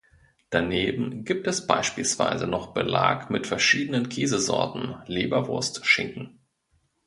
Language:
German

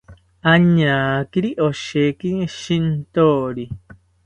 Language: South Ucayali Ashéninka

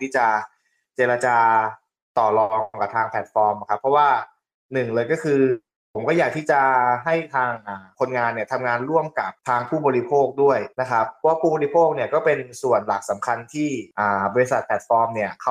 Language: Thai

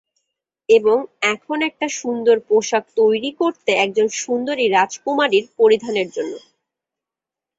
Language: Bangla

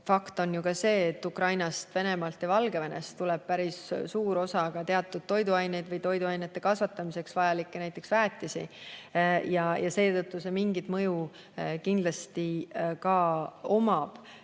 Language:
Estonian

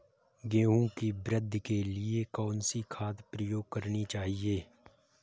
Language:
Hindi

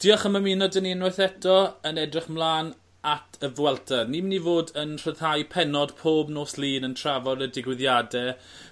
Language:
Welsh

